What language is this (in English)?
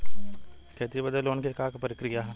Bhojpuri